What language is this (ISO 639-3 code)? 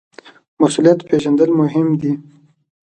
pus